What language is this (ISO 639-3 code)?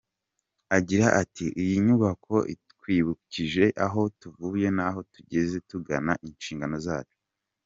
kin